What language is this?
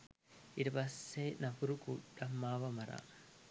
Sinhala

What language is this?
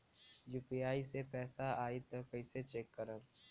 Bhojpuri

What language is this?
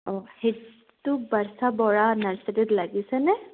Assamese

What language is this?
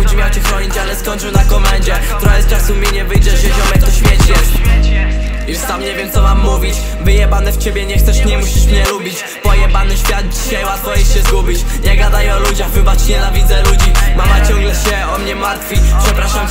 Polish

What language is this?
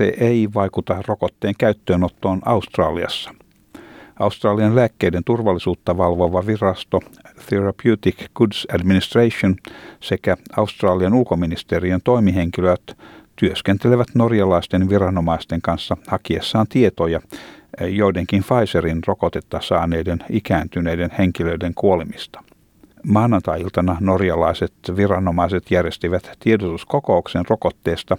Finnish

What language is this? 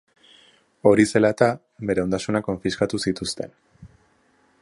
Basque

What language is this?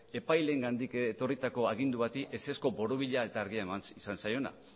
Basque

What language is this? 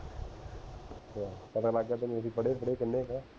Punjabi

